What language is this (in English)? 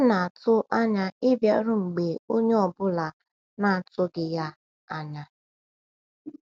Igbo